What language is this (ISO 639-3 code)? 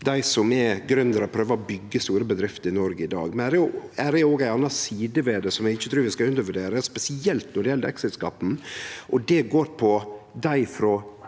nor